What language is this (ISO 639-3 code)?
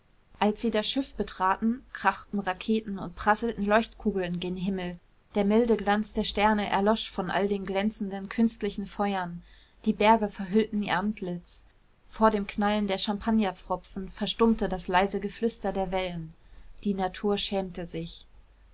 deu